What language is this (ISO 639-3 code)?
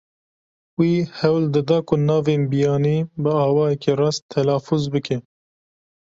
kur